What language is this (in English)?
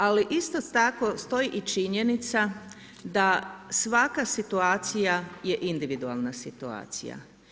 Croatian